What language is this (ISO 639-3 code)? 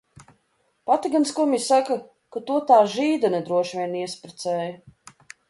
lav